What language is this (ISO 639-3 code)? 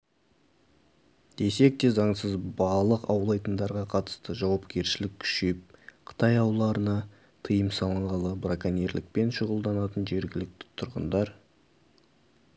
kaz